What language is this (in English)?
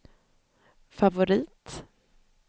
Swedish